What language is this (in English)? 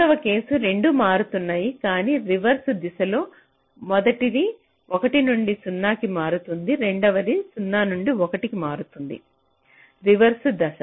Telugu